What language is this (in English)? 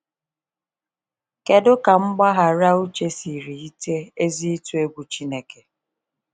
Igbo